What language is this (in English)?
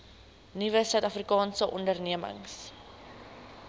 Afrikaans